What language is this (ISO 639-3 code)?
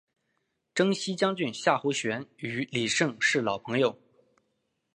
zho